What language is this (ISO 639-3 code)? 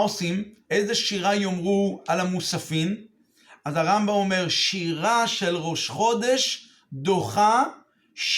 heb